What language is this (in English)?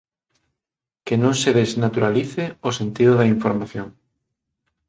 Galician